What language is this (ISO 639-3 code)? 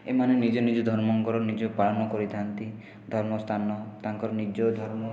ori